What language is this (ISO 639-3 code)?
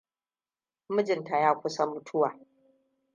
hau